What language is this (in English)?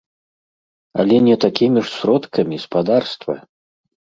Belarusian